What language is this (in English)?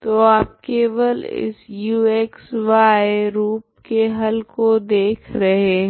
Hindi